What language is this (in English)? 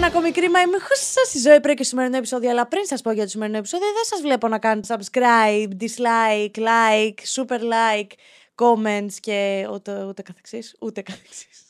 Greek